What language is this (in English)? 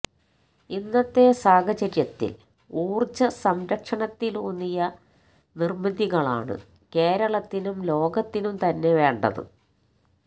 Malayalam